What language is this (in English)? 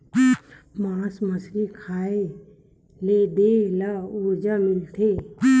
Chhattisgarhi